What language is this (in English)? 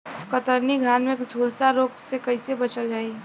Bhojpuri